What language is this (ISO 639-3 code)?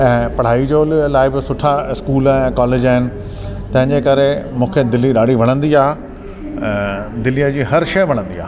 snd